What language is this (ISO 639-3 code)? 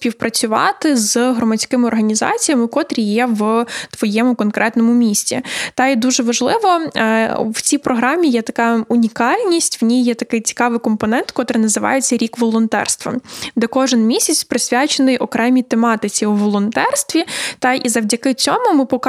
ukr